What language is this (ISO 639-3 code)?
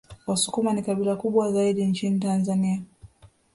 swa